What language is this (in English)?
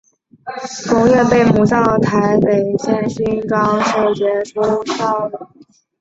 Chinese